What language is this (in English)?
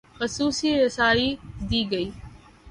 Urdu